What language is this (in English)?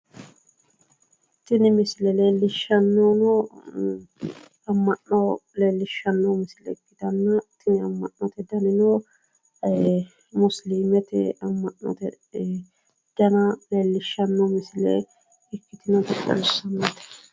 Sidamo